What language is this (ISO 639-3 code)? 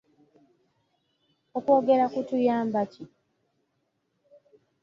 lug